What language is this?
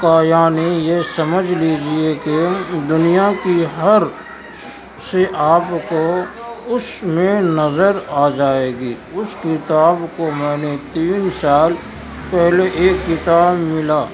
Urdu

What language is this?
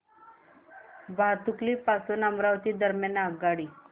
Marathi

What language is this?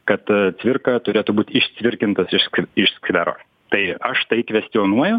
Lithuanian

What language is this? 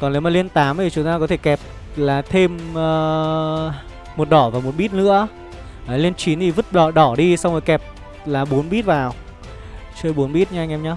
Vietnamese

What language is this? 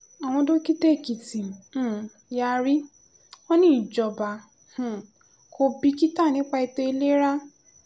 Yoruba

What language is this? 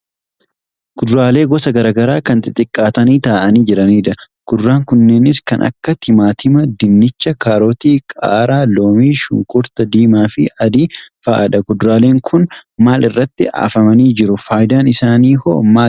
Oromo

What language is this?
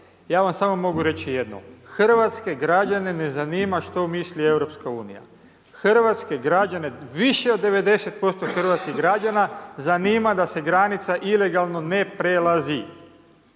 Croatian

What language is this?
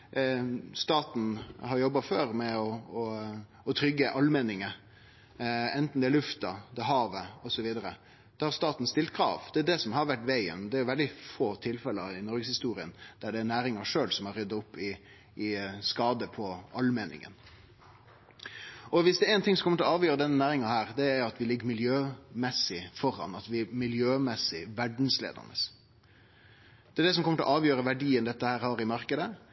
Norwegian Nynorsk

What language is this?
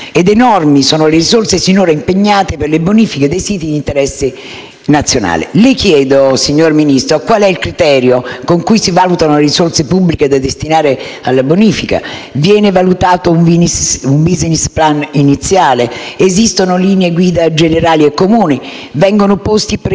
Italian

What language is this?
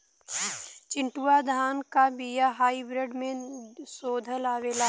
Bhojpuri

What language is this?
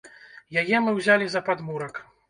Belarusian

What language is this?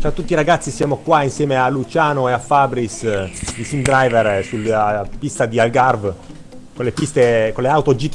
Italian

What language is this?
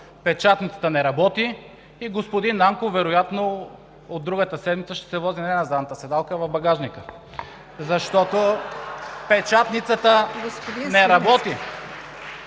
Bulgarian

